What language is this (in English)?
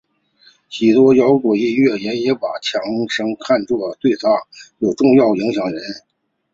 Chinese